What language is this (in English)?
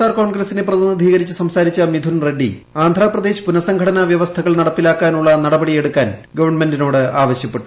Malayalam